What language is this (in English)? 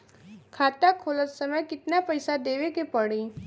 Bhojpuri